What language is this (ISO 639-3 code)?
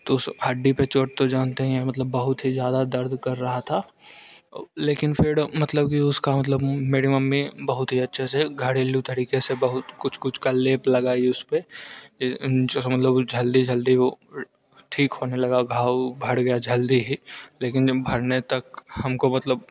hin